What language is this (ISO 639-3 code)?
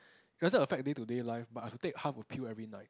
eng